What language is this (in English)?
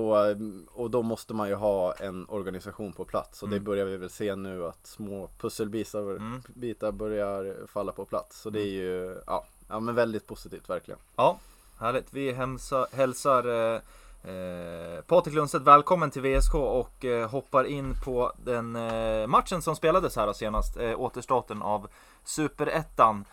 Swedish